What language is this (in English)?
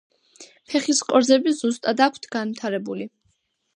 Georgian